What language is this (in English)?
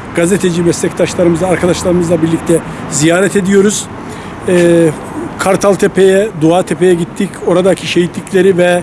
Turkish